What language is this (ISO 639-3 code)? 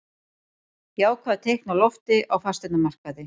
isl